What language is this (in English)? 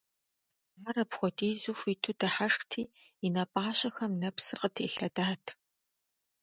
Kabardian